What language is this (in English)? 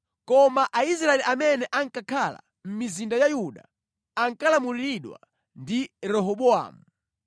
Nyanja